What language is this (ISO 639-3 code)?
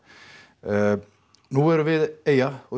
isl